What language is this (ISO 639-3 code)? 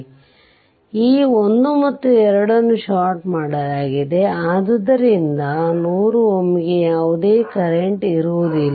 kan